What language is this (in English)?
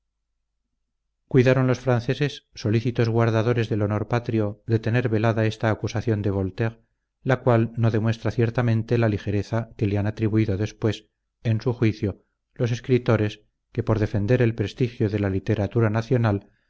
Spanish